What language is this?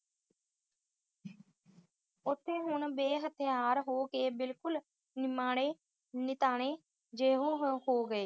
Punjabi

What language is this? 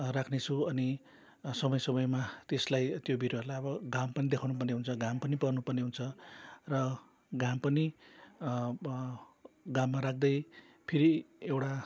Nepali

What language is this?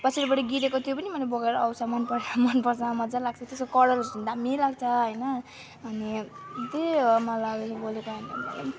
Nepali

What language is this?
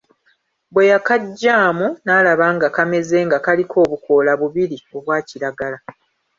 Ganda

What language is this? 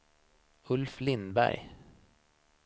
Swedish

